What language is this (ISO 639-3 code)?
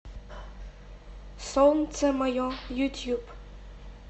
rus